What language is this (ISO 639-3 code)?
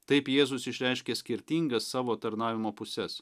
lit